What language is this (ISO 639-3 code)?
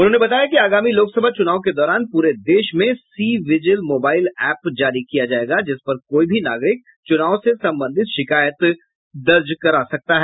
hin